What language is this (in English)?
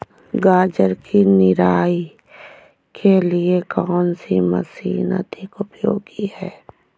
Hindi